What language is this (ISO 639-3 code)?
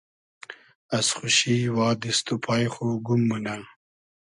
haz